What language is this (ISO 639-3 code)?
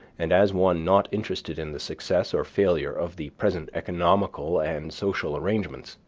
eng